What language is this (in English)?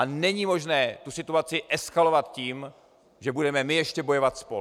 Czech